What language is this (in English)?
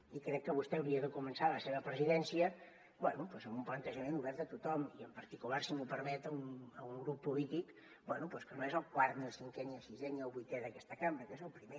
Catalan